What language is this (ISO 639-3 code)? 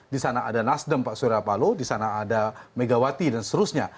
ind